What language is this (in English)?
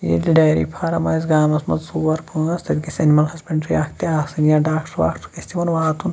Kashmiri